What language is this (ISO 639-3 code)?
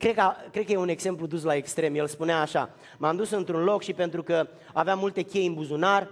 ron